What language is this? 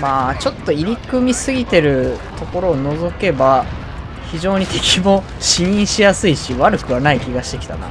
Japanese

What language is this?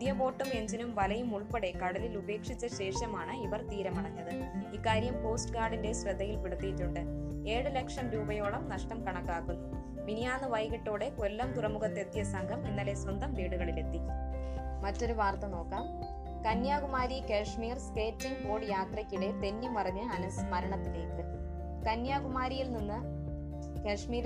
Malayalam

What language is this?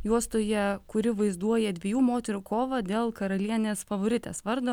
Lithuanian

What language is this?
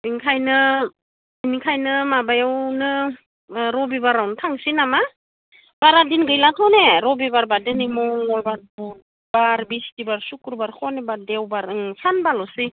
Bodo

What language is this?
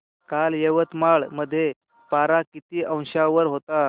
Marathi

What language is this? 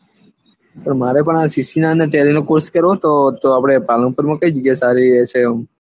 Gujarati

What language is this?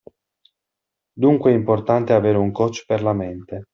Italian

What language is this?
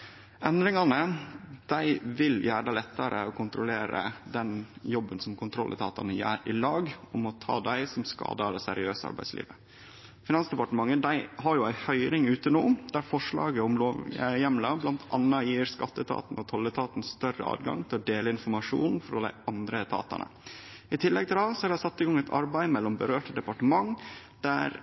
Norwegian Nynorsk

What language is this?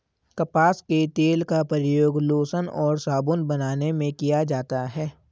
Hindi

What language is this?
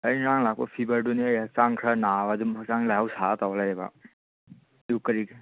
Manipuri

